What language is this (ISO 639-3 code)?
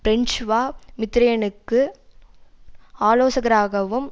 tam